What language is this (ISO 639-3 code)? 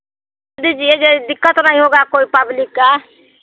hin